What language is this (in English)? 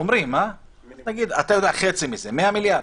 Hebrew